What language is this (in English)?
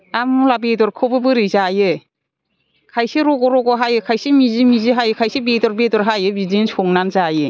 Bodo